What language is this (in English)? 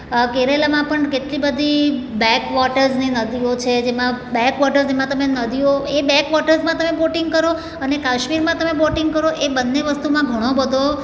Gujarati